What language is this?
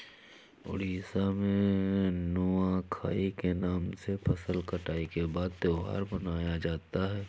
Hindi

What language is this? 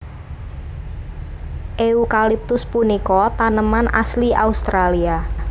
Javanese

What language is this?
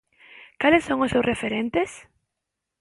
Galician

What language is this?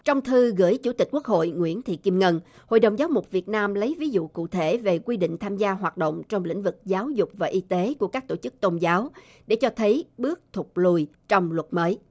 Vietnamese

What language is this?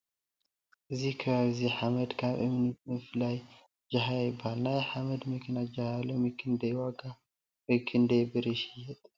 Tigrinya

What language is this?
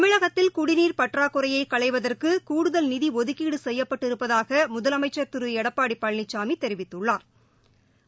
Tamil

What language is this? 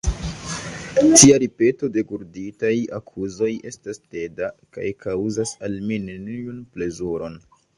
Esperanto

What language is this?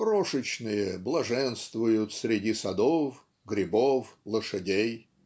Russian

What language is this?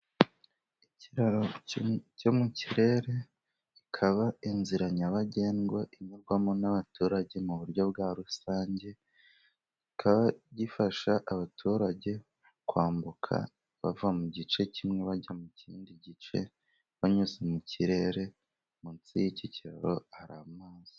Kinyarwanda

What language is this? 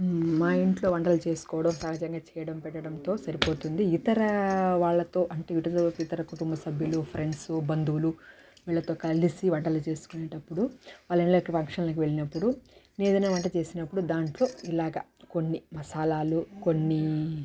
Telugu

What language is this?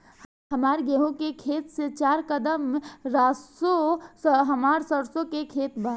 Bhojpuri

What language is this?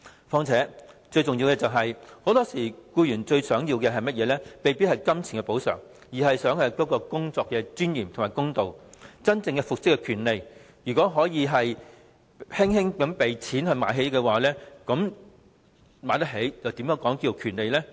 Cantonese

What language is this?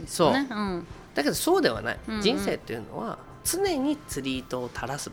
Japanese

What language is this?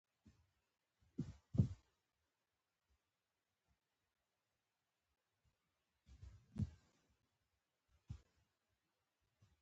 Pashto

